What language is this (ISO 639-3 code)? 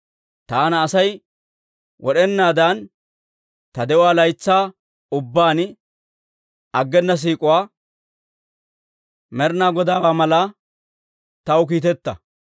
dwr